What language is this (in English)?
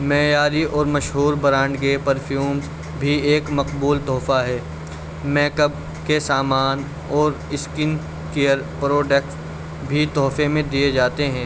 Urdu